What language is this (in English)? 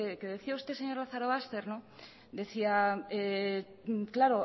Spanish